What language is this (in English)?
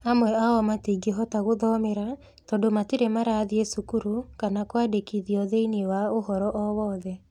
Kikuyu